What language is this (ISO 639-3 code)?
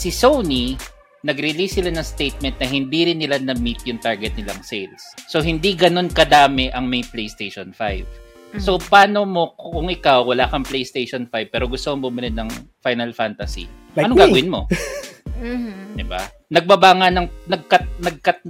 fil